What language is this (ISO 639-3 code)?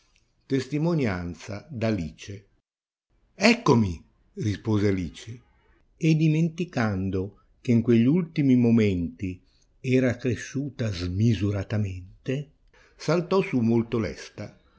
ita